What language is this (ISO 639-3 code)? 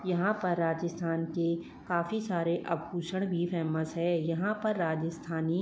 hin